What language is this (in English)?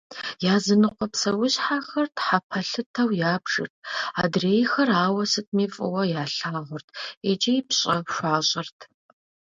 Kabardian